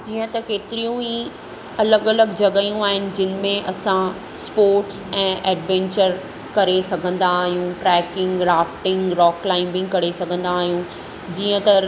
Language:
Sindhi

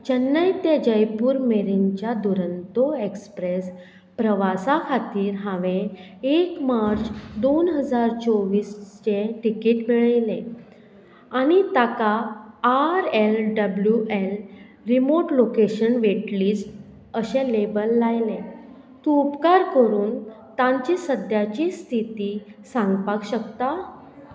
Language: Konkani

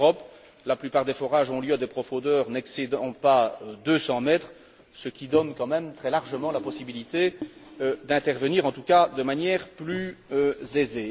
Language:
French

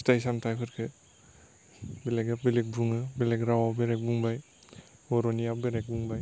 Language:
Bodo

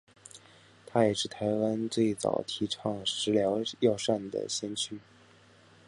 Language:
Chinese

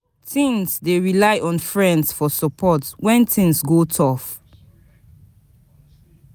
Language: Nigerian Pidgin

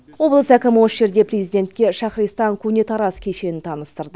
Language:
Kazakh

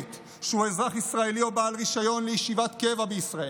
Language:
Hebrew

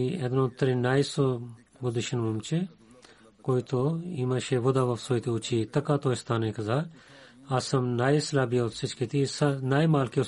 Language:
Bulgarian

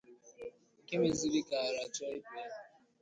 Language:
Igbo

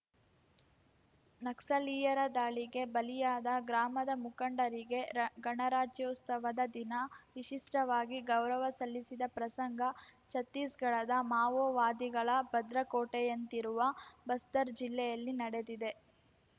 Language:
Kannada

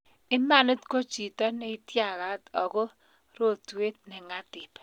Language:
Kalenjin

